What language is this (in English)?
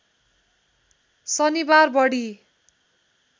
Nepali